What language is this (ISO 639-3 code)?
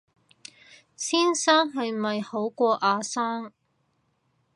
yue